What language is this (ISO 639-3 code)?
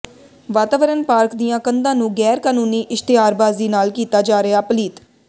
pan